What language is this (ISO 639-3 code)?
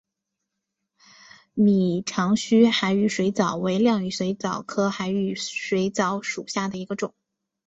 zho